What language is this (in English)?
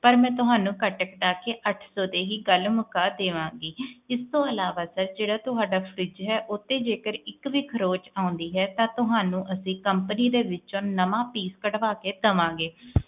Punjabi